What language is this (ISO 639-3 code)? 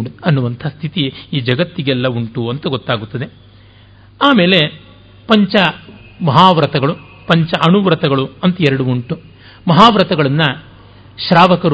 kan